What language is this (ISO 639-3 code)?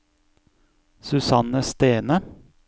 nor